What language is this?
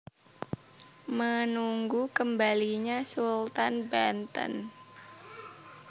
Javanese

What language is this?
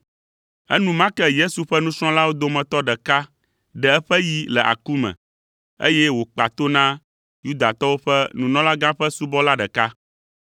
Ewe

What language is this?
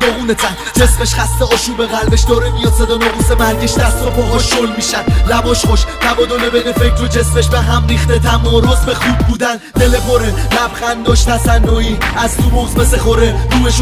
Persian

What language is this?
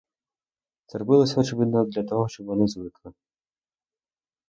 Ukrainian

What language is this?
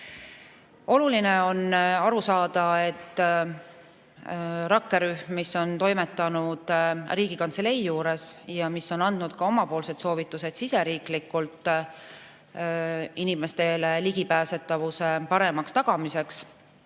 Estonian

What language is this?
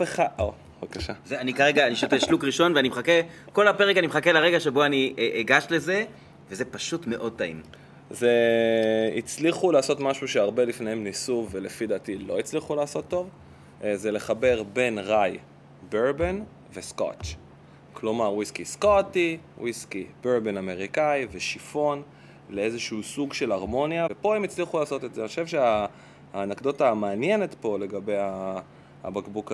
Hebrew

